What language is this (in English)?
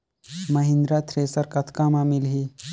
Chhattisgarhi